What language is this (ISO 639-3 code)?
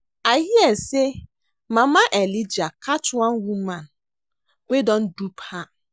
pcm